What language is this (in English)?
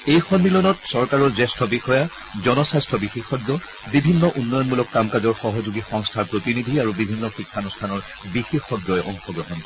Assamese